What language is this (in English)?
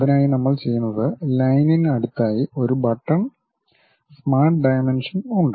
Malayalam